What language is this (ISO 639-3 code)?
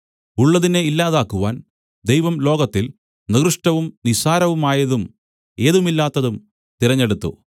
mal